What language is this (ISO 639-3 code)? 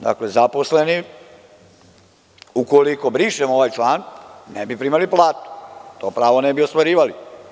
srp